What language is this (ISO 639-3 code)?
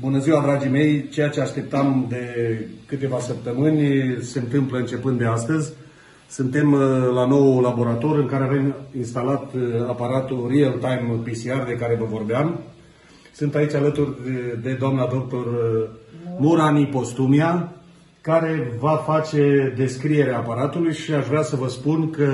ron